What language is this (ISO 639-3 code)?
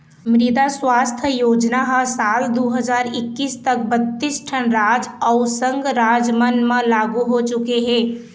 hne